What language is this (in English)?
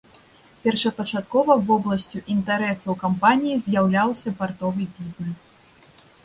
Belarusian